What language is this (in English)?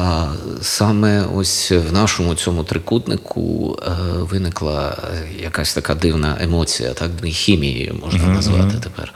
Ukrainian